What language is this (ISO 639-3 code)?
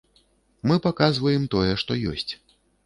bel